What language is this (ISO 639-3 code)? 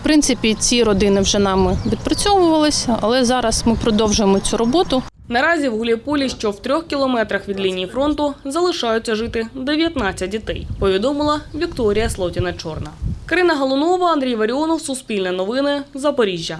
ukr